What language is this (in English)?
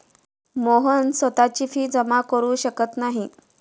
Marathi